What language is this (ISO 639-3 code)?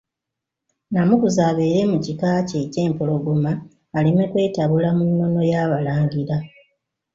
lug